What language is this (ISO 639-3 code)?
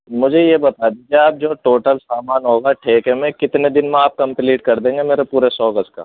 urd